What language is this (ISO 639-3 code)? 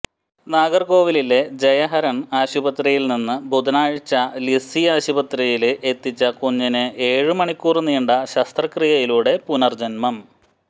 mal